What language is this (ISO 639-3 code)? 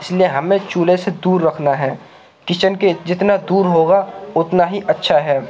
urd